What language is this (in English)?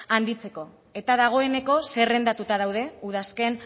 Basque